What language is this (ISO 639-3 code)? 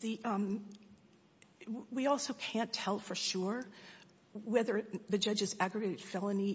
eng